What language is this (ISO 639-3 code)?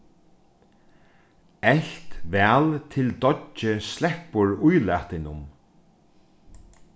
fao